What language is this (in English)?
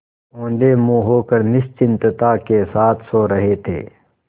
Hindi